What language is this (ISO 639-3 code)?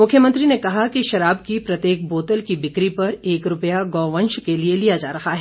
hin